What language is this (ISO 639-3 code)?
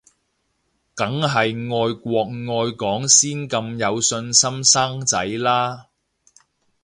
yue